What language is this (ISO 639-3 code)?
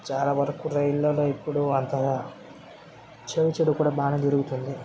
tel